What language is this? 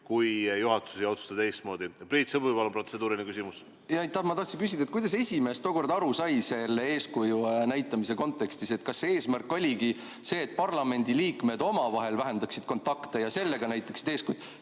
Estonian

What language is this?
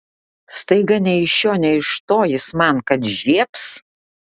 Lithuanian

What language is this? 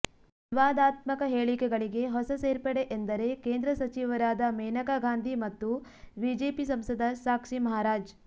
Kannada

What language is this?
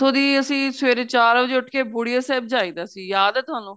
Punjabi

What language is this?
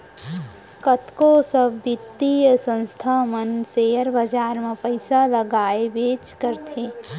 Chhattisgarhi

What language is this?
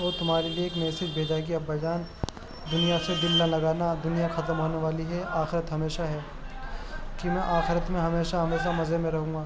Urdu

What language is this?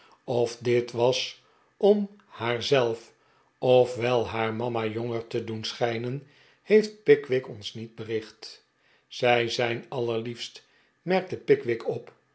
Dutch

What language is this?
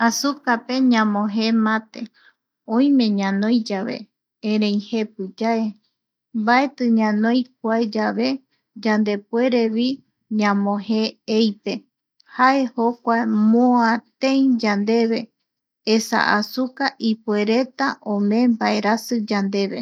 Eastern Bolivian Guaraní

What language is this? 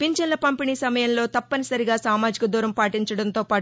Telugu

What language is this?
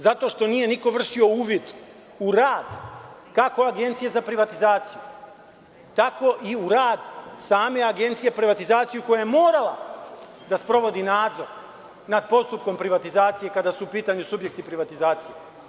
Serbian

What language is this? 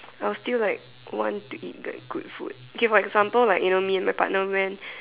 English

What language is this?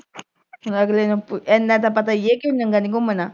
Punjabi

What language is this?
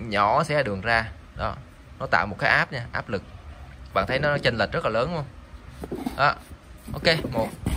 Vietnamese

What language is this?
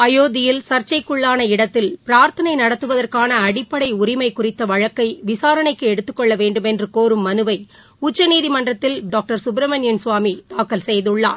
Tamil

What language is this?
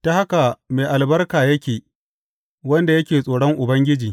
Hausa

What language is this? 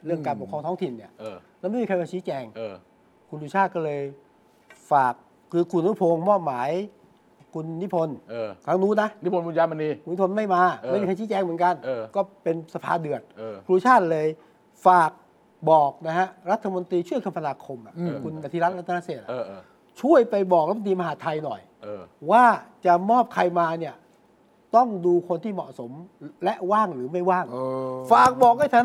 Thai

